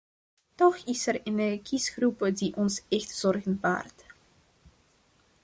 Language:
Dutch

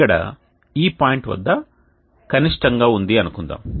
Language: Telugu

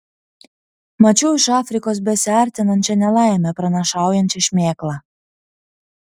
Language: Lithuanian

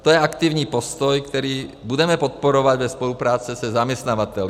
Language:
Czech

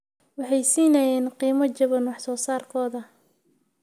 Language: Somali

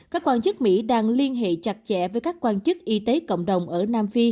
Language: Vietnamese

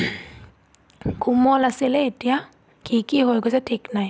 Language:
Assamese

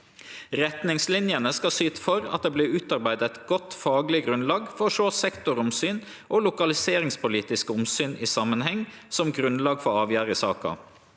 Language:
Norwegian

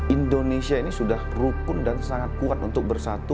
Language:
Indonesian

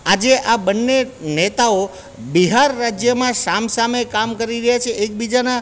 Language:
Gujarati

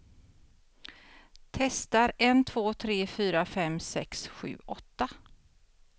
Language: Swedish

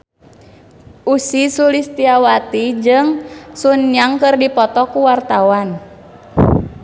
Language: Sundanese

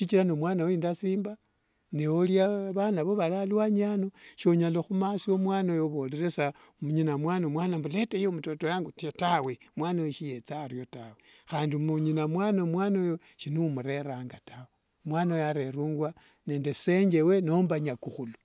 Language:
Wanga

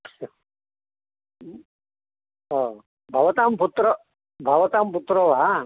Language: Sanskrit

